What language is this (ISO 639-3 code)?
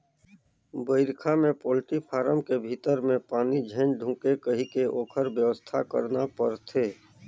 hne